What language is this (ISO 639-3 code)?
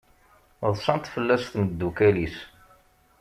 kab